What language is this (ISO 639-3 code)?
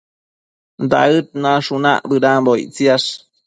mcf